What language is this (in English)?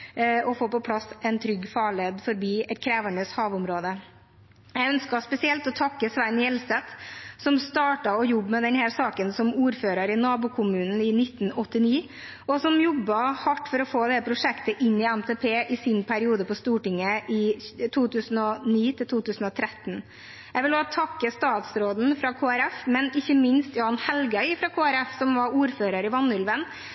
Norwegian Bokmål